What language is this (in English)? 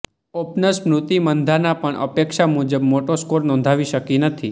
Gujarati